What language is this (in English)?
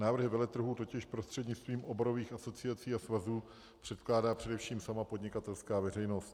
Czech